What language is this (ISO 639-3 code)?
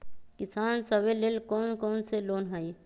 mag